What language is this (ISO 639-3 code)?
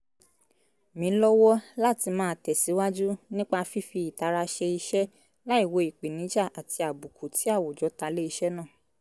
yor